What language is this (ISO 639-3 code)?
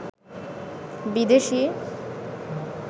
ben